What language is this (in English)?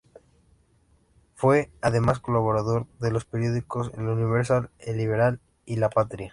Spanish